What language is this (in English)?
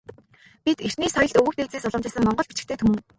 Mongolian